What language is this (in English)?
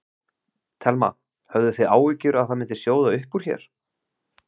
Icelandic